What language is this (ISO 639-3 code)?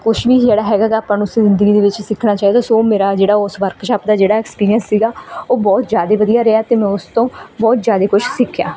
pan